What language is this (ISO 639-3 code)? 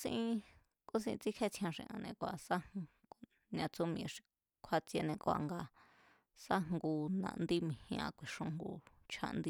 vmz